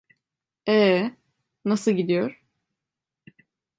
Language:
Turkish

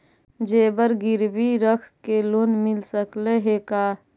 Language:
Magahi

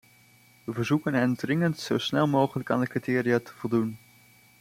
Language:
Dutch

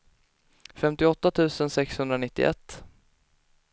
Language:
Swedish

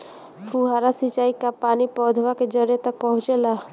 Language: Bhojpuri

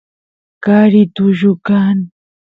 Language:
Santiago del Estero Quichua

